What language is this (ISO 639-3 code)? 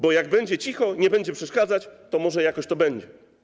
pol